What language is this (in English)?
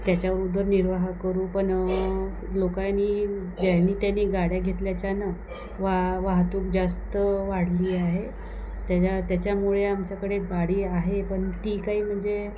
Marathi